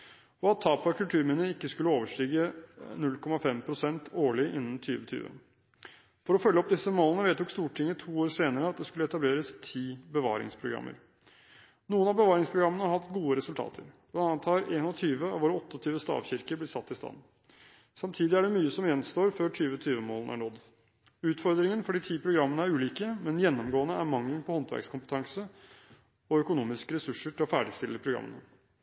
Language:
Norwegian Bokmål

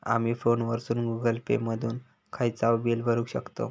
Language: Marathi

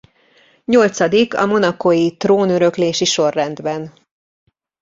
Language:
Hungarian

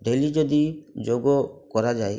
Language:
Odia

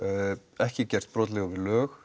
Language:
Icelandic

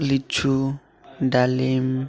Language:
Odia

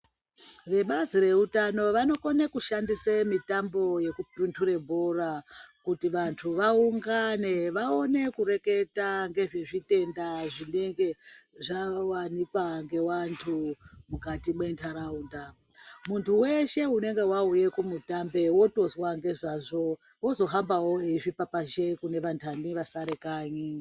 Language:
Ndau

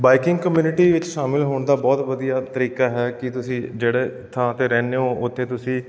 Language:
Punjabi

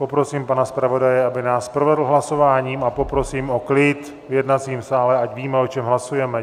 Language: Czech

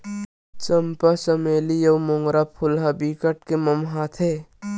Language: Chhattisgarhi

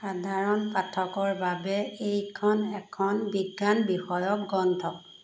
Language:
Assamese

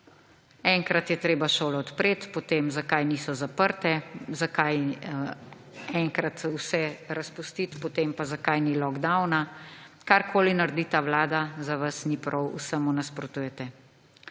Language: Slovenian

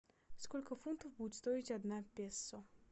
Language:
Russian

